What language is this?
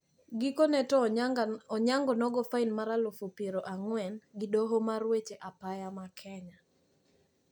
Luo (Kenya and Tanzania)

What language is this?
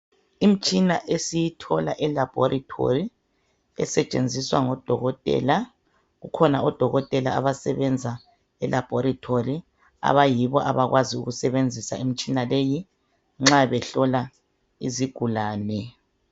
North Ndebele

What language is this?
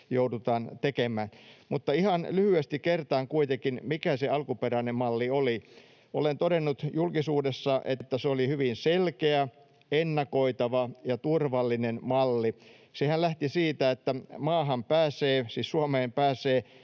Finnish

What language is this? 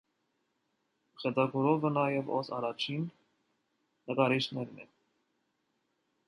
Armenian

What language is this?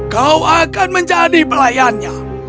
Indonesian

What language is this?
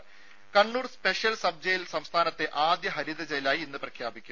Malayalam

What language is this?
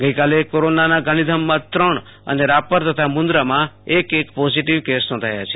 Gujarati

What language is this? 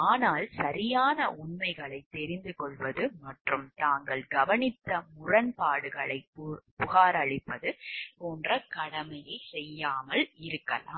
Tamil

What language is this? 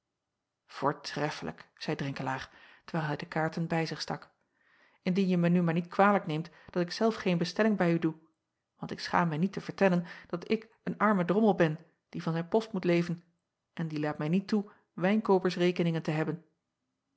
Dutch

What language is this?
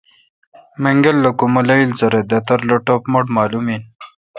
Kalkoti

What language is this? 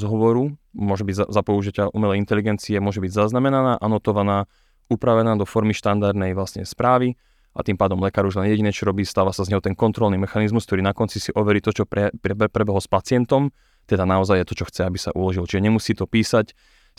Slovak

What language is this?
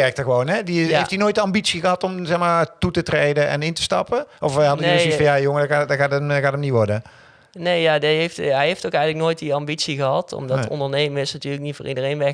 Dutch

